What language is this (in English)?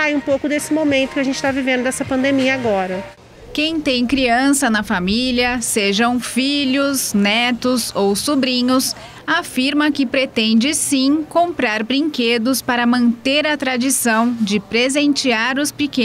Portuguese